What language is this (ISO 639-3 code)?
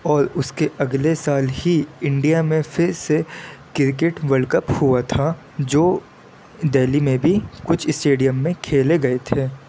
urd